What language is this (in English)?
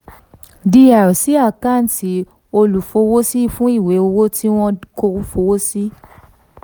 Yoruba